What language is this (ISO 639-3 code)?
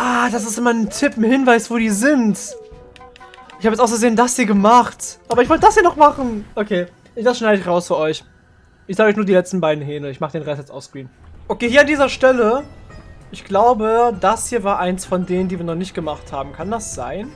deu